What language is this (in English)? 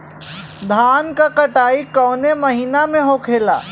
Bhojpuri